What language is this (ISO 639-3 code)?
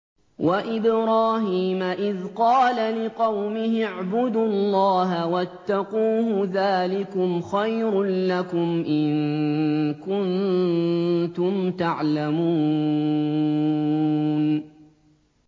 ara